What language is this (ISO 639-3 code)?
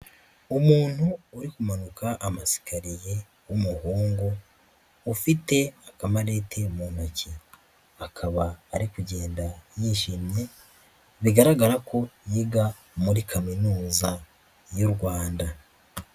kin